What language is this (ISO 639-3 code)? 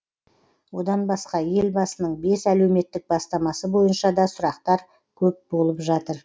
kaz